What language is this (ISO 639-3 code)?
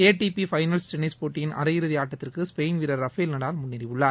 tam